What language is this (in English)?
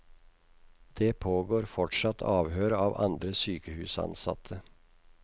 Norwegian